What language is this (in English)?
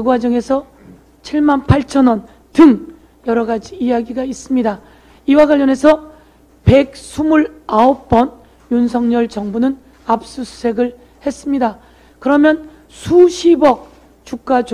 Korean